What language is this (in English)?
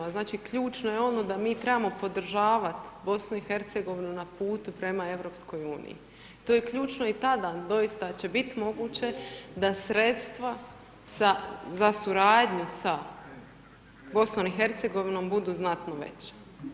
Croatian